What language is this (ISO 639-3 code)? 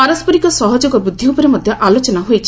ori